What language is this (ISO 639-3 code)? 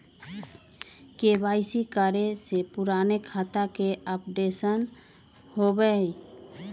mag